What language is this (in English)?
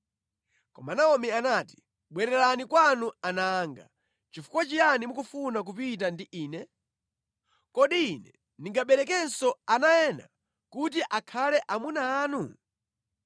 Nyanja